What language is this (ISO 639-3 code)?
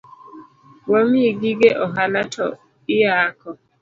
luo